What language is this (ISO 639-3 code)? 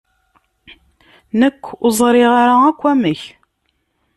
kab